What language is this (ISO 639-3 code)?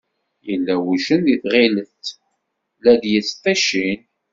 kab